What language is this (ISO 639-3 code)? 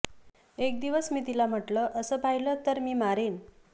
mar